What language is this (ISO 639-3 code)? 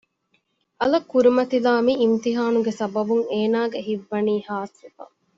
div